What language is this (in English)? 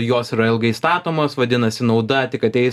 Lithuanian